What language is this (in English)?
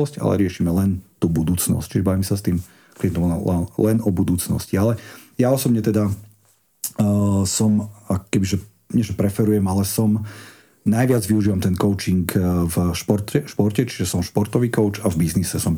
Slovak